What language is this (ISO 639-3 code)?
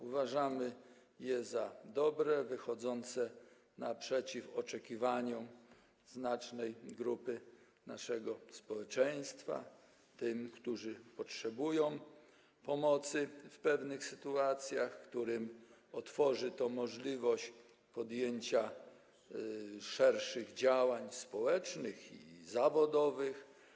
pol